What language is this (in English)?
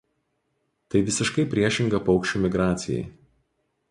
Lithuanian